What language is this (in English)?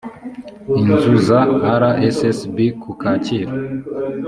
Kinyarwanda